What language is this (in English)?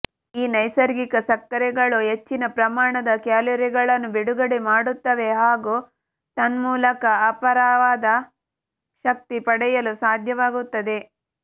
Kannada